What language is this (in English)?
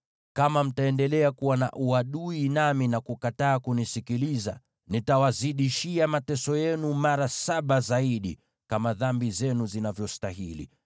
Swahili